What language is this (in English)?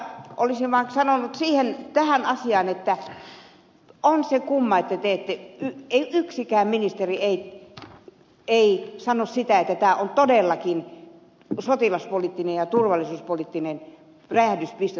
Finnish